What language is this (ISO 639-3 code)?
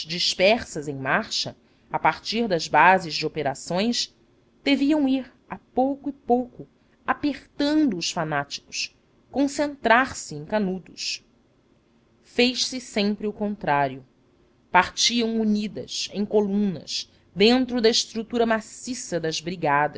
por